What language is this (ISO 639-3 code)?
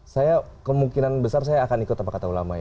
ind